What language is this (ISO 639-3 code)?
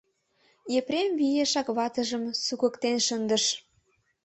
chm